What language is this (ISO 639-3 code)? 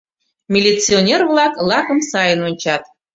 chm